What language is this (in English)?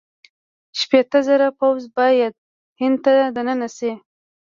Pashto